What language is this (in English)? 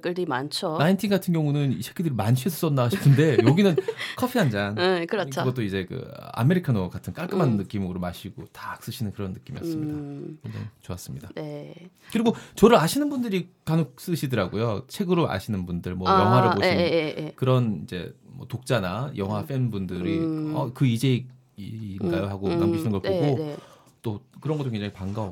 Korean